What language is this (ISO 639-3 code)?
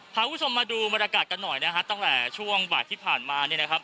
tha